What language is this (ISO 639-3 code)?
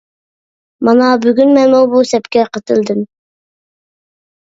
uig